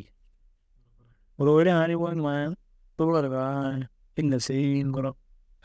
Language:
Kanembu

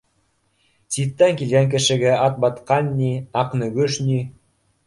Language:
Bashkir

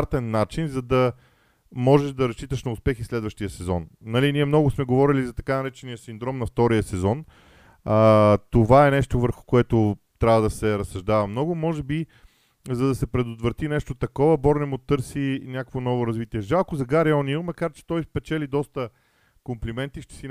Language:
Bulgarian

